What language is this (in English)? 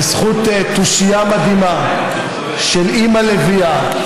Hebrew